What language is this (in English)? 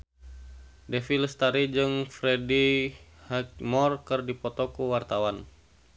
Sundanese